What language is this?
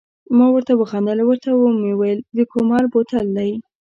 Pashto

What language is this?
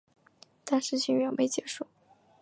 Chinese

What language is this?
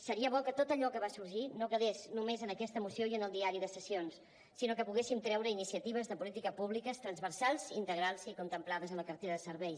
Catalan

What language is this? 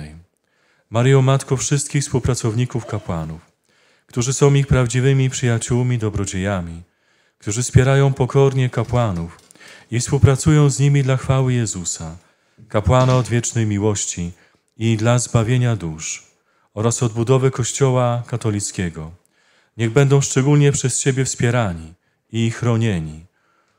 Polish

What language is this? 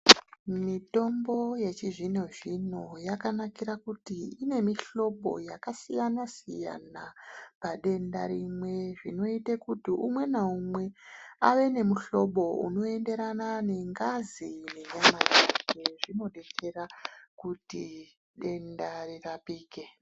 Ndau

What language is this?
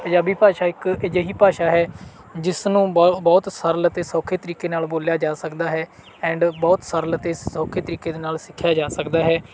Punjabi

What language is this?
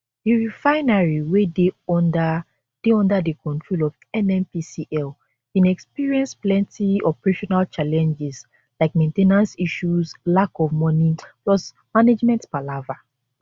Nigerian Pidgin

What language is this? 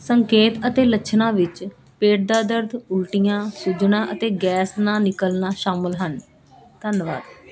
Punjabi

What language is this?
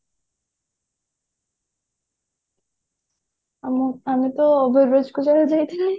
Odia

